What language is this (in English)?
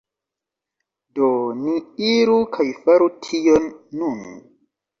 Esperanto